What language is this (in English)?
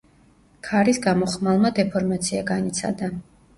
Georgian